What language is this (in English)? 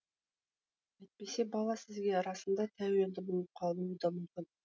Kazakh